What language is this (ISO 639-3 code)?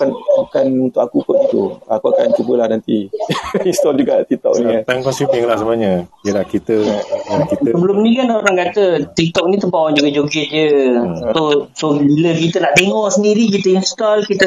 msa